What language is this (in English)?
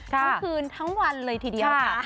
Thai